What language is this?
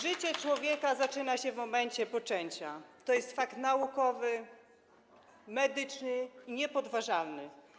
Polish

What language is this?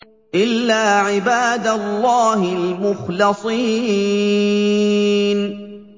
Arabic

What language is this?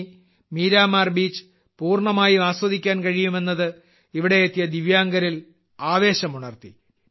Malayalam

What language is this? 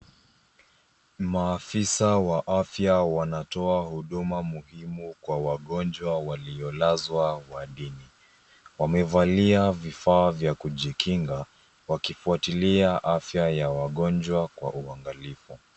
Swahili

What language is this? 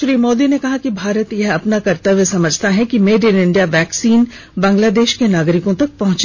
Hindi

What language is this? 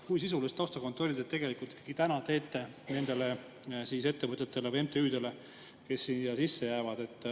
Estonian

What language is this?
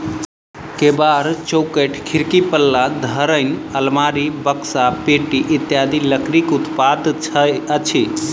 Maithili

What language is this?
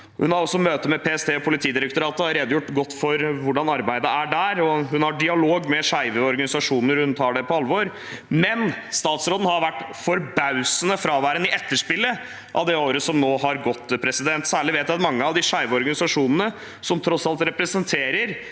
Norwegian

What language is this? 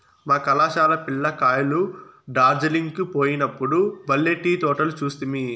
Telugu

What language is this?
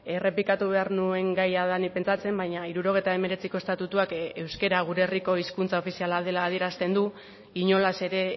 Basque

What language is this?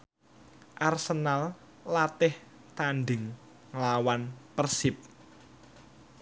Javanese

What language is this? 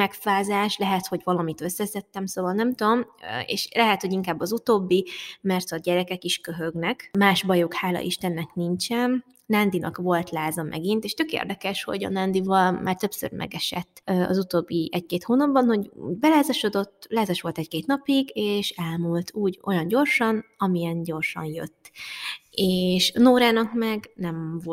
Hungarian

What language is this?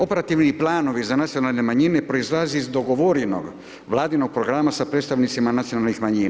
Croatian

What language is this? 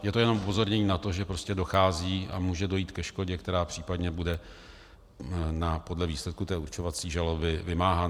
Czech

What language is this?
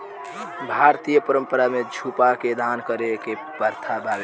Bhojpuri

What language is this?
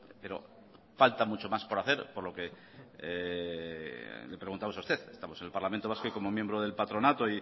Spanish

